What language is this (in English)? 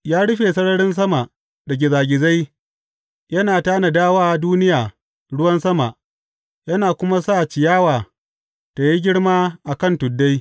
Hausa